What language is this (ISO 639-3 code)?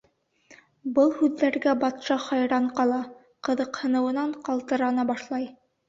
bak